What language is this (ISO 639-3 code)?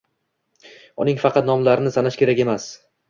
uzb